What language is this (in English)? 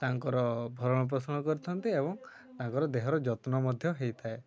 Odia